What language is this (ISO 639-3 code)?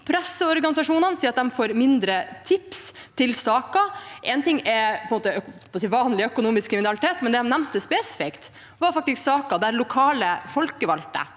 nor